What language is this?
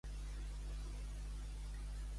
Catalan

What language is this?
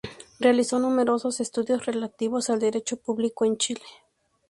Spanish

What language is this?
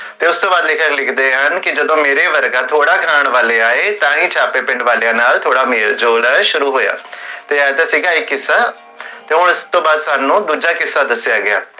Punjabi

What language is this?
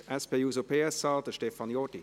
Swiss German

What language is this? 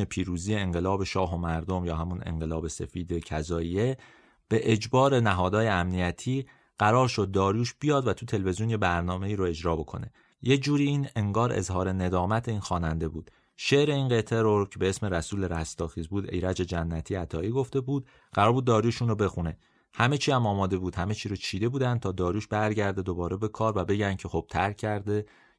Persian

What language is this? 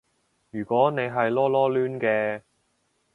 Cantonese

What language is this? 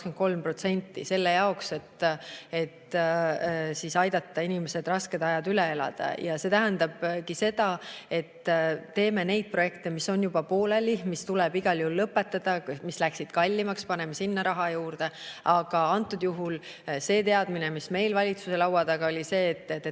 Estonian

